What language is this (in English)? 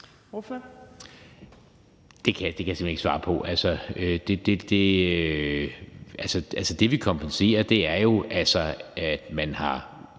Danish